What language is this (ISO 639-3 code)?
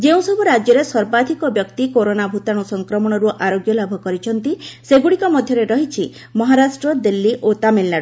ori